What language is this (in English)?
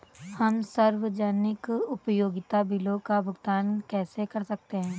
Hindi